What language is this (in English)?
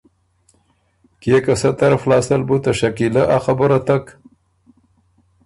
Ormuri